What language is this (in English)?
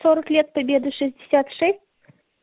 Russian